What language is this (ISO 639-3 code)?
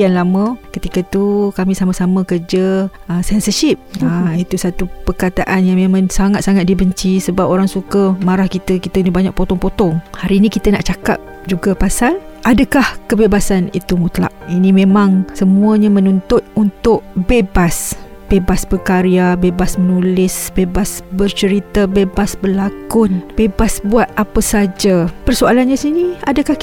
msa